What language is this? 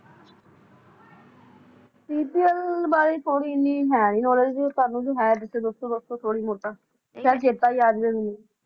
Punjabi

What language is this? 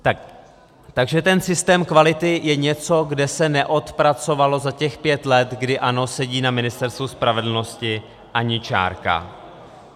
Czech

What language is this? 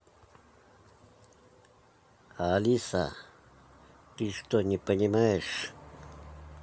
Russian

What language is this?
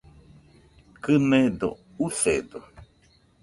Nüpode Huitoto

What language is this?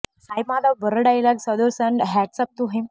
Telugu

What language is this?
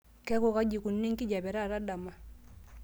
Masai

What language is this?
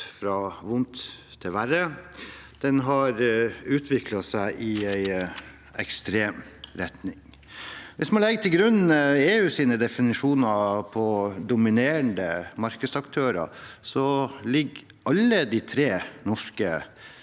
Norwegian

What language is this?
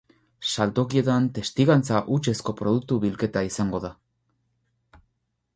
Basque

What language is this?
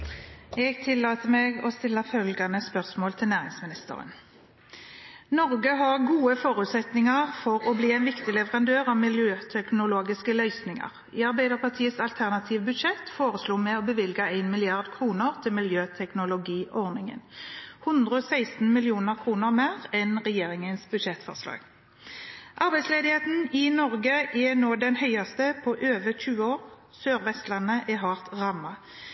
Norwegian Bokmål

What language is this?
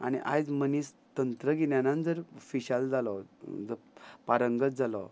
Konkani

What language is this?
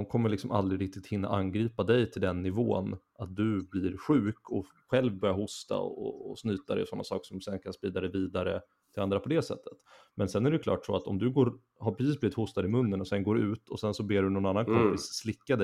Swedish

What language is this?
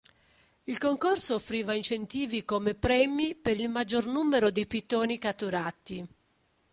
Italian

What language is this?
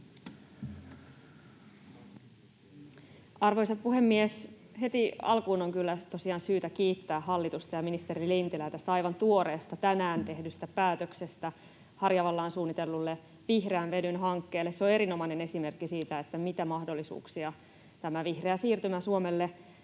Finnish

